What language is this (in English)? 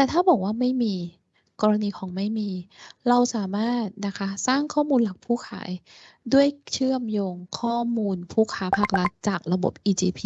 Thai